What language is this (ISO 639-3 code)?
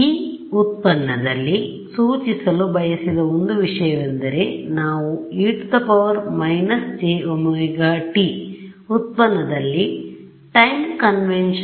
kan